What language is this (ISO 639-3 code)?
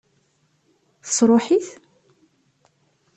kab